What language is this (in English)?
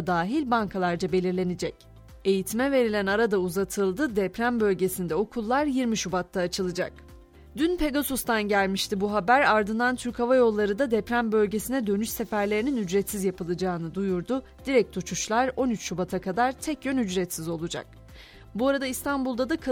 Turkish